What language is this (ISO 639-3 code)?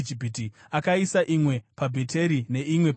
sna